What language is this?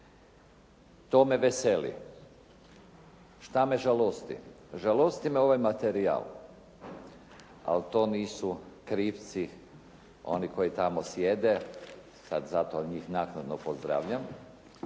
Croatian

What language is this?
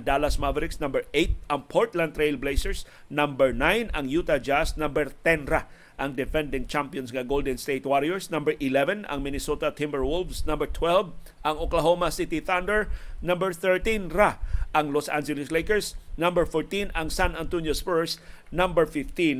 Filipino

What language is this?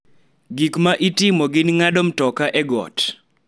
Luo (Kenya and Tanzania)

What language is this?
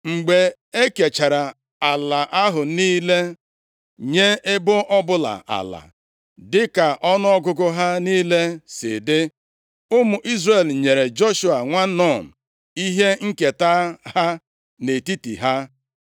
Igbo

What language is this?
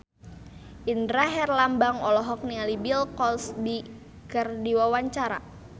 Sundanese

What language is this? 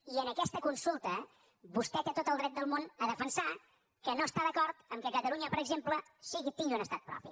Catalan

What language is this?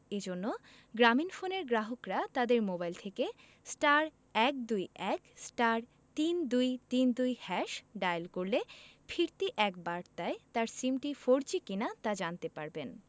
Bangla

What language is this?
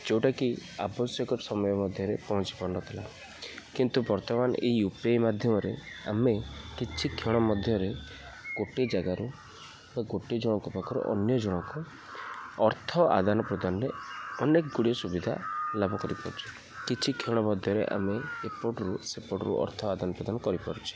Odia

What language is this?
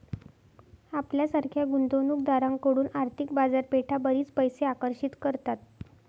Marathi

